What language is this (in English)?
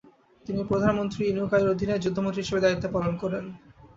Bangla